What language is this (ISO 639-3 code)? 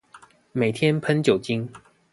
zho